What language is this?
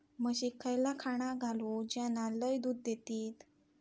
Marathi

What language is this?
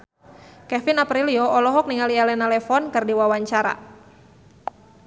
Sundanese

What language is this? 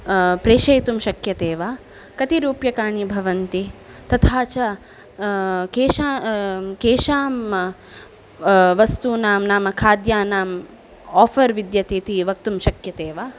Sanskrit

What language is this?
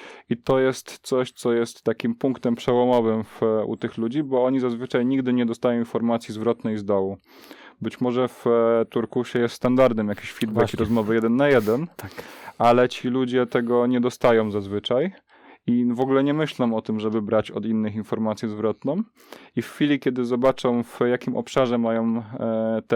Polish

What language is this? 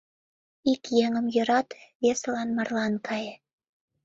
Mari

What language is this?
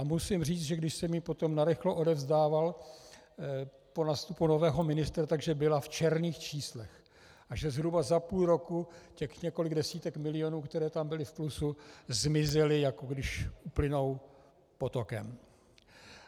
Czech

